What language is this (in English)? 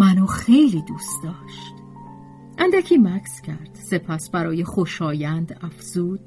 Persian